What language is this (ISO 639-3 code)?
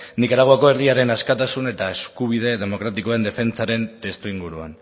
eus